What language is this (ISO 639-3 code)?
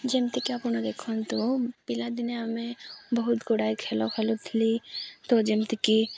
ori